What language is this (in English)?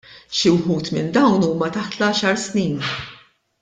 Maltese